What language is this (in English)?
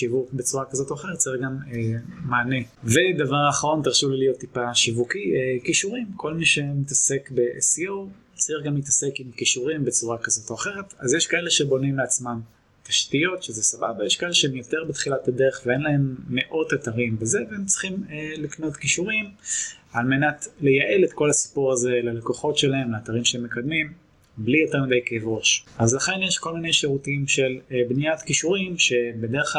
Hebrew